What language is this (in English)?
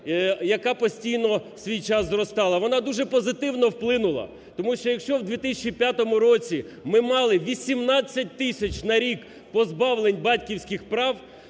Ukrainian